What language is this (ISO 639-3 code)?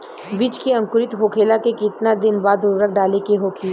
bho